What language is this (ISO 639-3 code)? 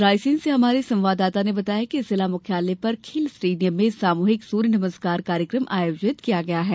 hin